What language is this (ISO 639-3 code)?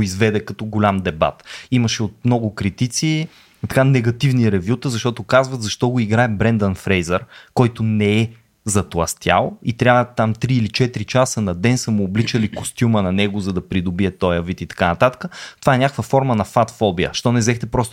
bul